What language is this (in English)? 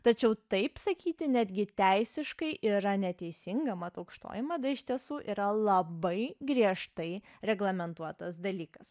Lithuanian